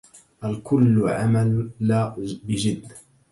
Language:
Arabic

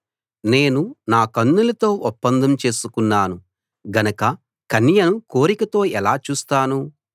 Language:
Telugu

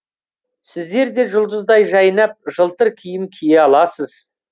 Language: Kazakh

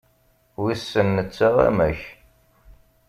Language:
Kabyle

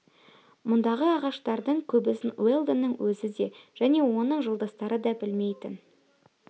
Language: Kazakh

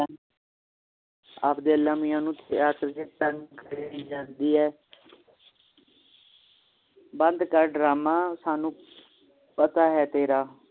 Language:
Punjabi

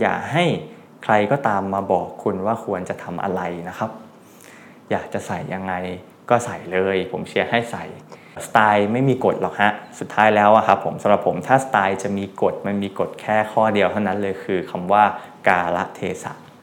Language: Thai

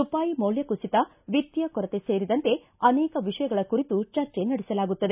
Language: Kannada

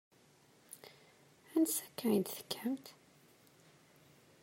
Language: Kabyle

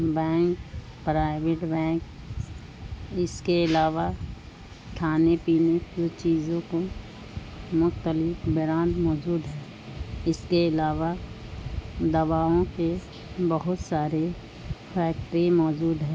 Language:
Urdu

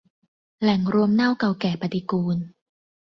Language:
Thai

